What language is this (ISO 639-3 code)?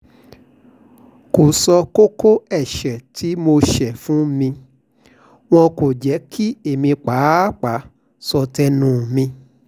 yor